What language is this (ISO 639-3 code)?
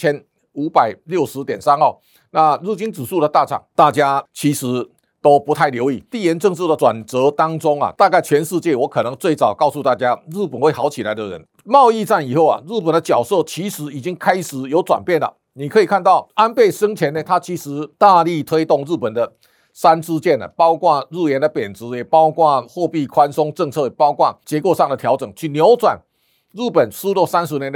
zho